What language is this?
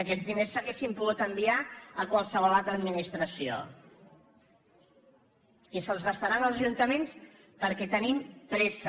Catalan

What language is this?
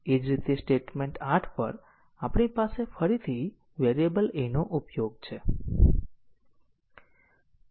Gujarati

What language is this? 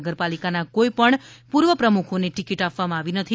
Gujarati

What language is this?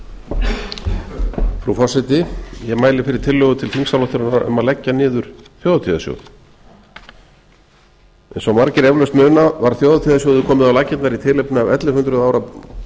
Icelandic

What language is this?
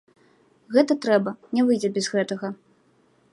Belarusian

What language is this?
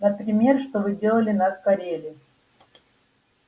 Russian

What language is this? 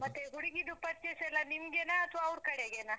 Kannada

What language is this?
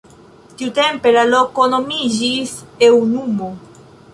Esperanto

